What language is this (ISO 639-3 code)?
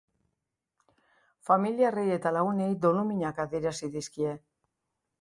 eus